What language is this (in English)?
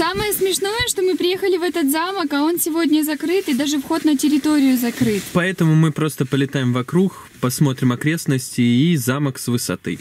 Russian